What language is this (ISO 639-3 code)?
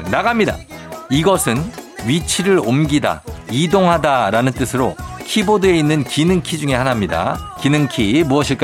kor